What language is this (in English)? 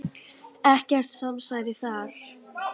Icelandic